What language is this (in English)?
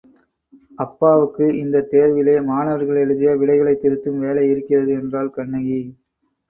Tamil